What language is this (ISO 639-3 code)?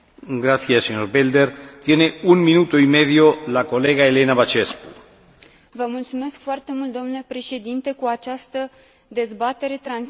ron